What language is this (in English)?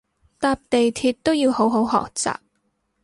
Cantonese